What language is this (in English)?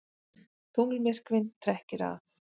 Icelandic